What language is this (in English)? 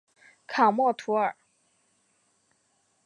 Chinese